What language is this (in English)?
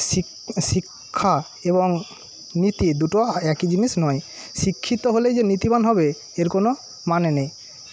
Bangla